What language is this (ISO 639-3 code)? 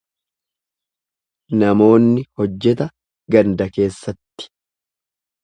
orm